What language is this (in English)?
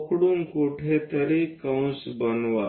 Marathi